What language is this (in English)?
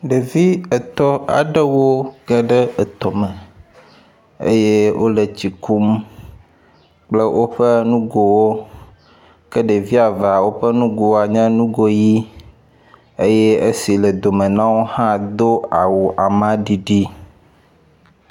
Ewe